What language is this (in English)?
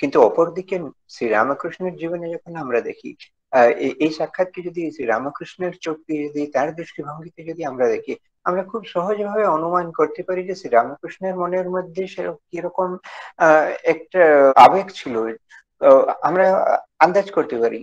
Korean